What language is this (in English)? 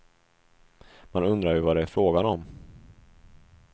Swedish